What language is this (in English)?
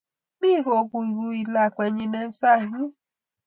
Kalenjin